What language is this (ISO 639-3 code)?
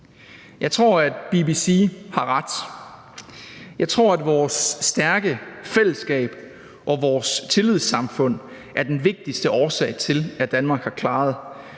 dan